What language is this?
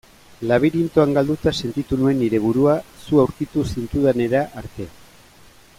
Basque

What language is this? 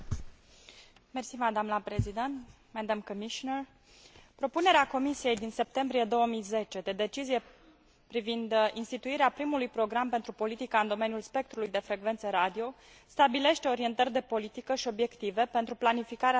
Romanian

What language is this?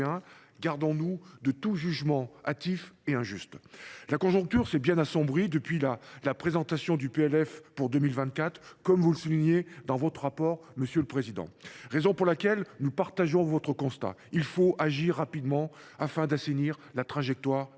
French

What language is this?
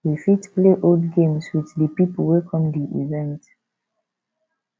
Nigerian Pidgin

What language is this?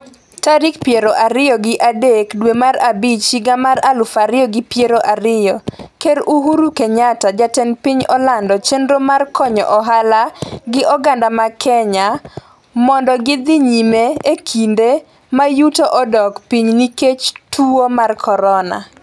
Luo (Kenya and Tanzania)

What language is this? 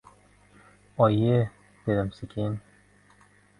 Uzbek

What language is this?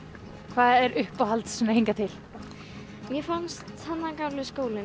Icelandic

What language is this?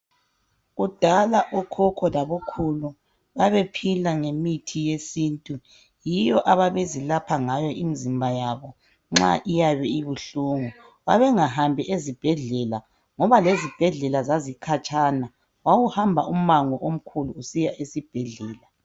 North Ndebele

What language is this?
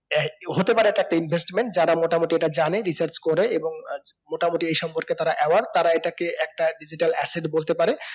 Bangla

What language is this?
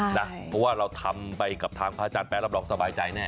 Thai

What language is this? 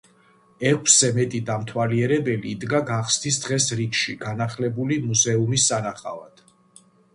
Georgian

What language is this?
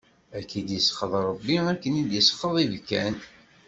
Kabyle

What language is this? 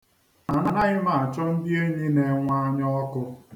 Igbo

